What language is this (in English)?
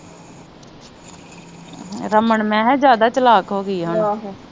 Punjabi